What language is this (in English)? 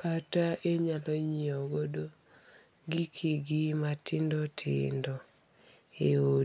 Luo (Kenya and Tanzania)